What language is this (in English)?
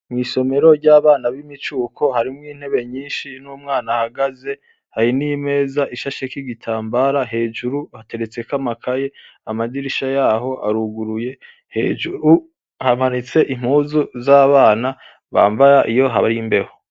Rundi